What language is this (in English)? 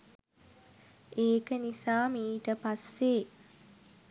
Sinhala